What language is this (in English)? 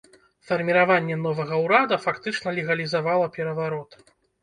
Belarusian